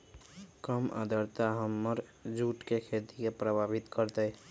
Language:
Magahi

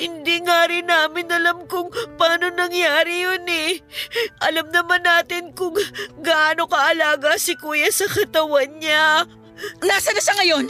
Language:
Filipino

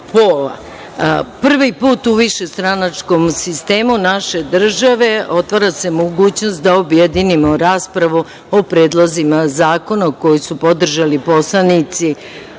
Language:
Serbian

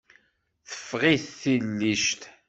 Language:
Kabyle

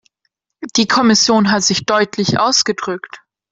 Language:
German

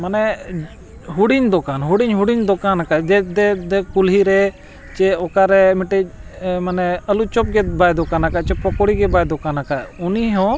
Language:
Santali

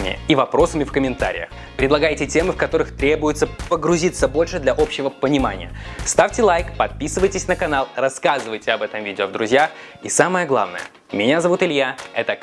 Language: Russian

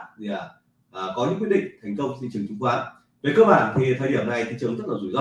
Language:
Vietnamese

